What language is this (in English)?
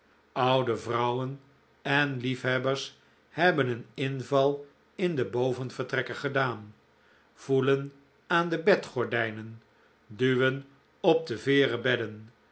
Dutch